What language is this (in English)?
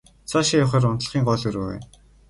Mongolian